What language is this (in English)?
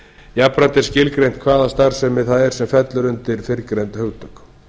Icelandic